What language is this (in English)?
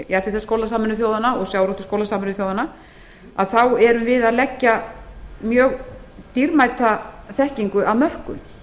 Icelandic